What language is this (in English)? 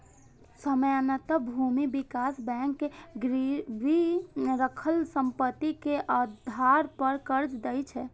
Maithili